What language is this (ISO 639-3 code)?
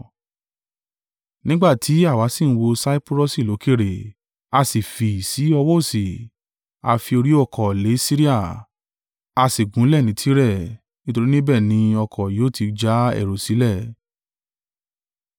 yor